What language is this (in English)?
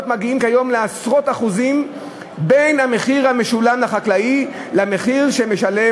Hebrew